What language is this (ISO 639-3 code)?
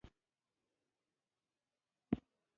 pus